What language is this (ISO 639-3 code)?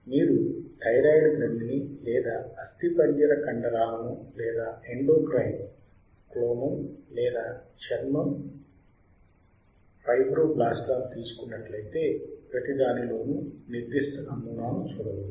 tel